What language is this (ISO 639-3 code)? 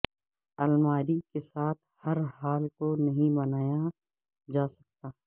urd